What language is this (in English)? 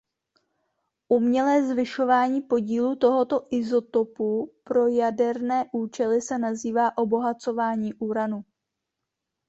Czech